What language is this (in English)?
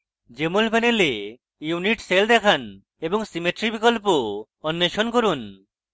Bangla